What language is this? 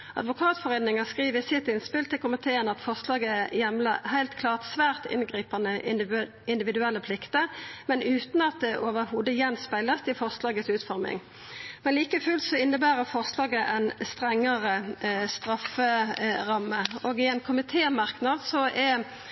Norwegian Nynorsk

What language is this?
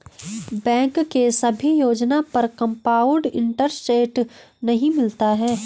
Hindi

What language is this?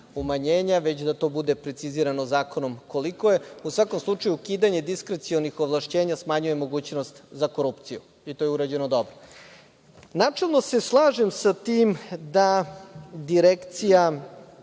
Serbian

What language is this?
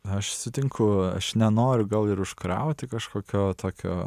Lithuanian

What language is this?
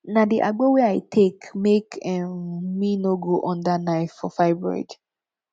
Nigerian Pidgin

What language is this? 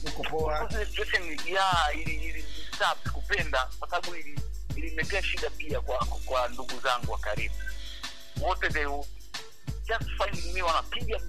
Swahili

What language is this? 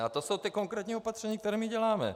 Czech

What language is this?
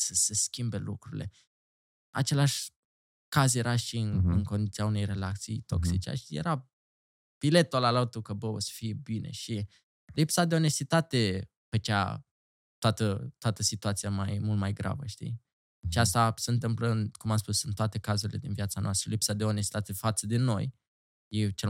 Romanian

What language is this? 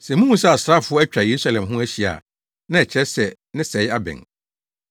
Akan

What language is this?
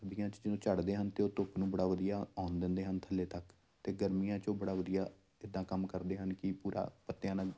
Punjabi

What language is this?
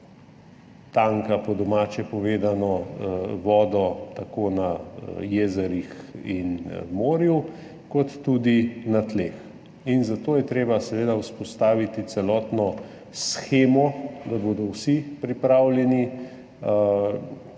Slovenian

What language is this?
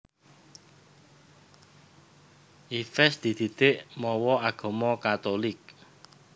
Javanese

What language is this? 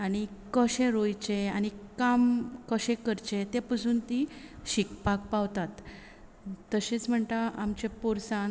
Konkani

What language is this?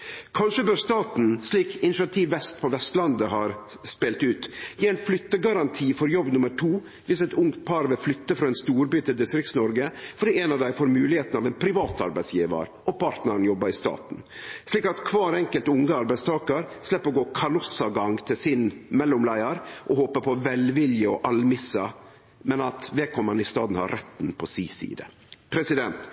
Norwegian Nynorsk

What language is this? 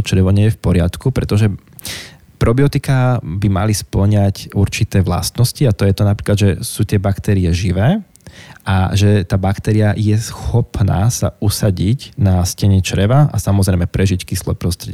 Slovak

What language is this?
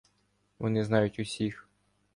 Ukrainian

